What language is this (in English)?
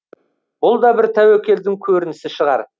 Kazakh